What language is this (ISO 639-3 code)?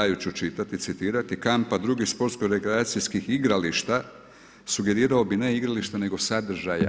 hrv